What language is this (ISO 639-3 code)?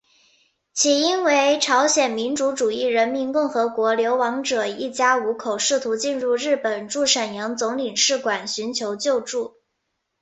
zho